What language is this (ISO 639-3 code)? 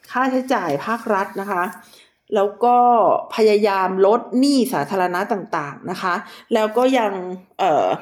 tha